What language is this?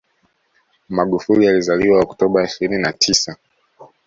Swahili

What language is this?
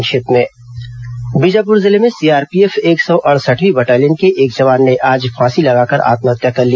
Hindi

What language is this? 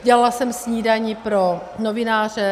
Czech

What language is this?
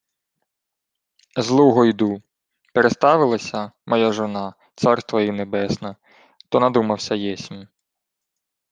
Ukrainian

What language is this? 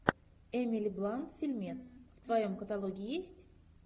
Russian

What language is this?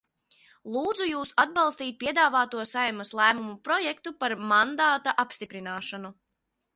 Latvian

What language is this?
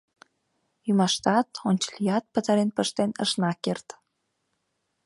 Mari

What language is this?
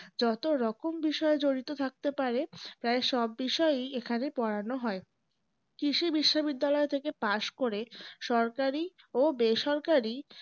Bangla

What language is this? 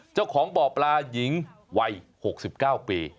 Thai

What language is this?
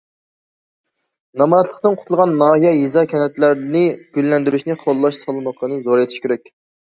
Uyghur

